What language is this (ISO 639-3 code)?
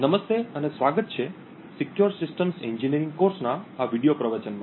guj